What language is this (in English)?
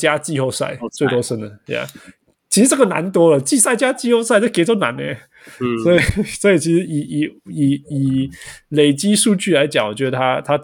Chinese